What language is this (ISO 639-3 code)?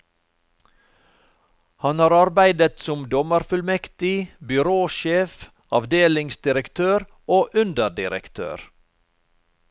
nor